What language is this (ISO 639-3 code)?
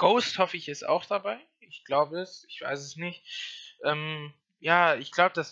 deu